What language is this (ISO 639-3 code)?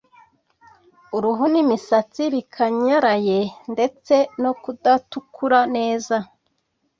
kin